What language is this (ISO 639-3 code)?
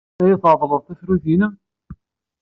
kab